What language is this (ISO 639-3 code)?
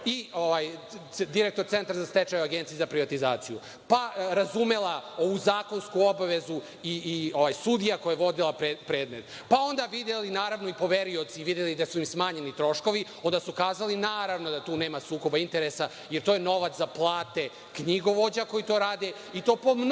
srp